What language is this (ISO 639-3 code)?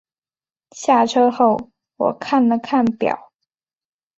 zho